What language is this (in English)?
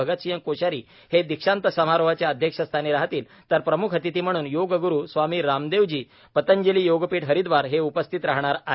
Marathi